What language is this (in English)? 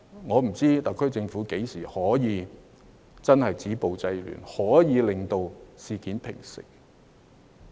Cantonese